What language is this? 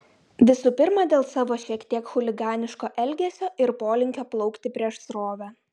Lithuanian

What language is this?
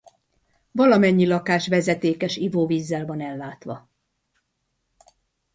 Hungarian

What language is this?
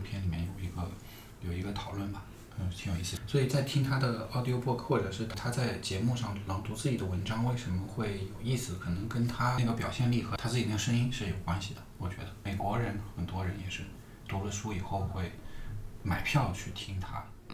Chinese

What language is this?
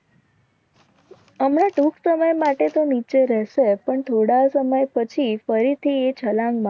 Gujarati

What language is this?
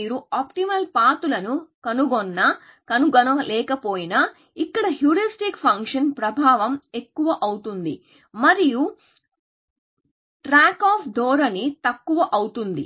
Telugu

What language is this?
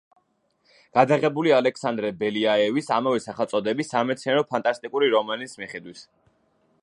Georgian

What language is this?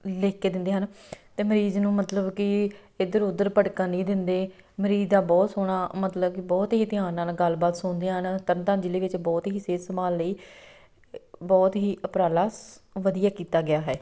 Punjabi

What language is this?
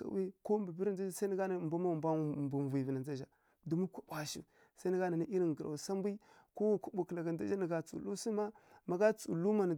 Kirya-Konzəl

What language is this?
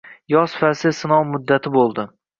Uzbek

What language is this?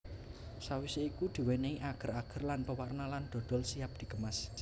Javanese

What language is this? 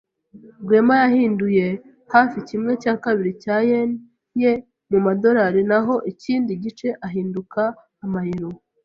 Kinyarwanda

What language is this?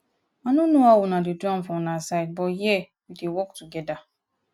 Nigerian Pidgin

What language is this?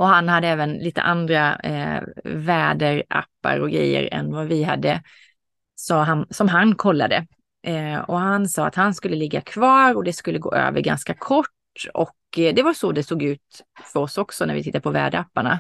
Swedish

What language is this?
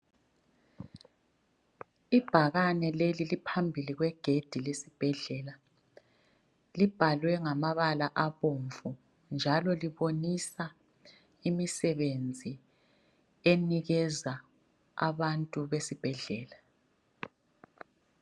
North Ndebele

